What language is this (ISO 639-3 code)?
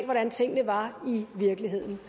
dan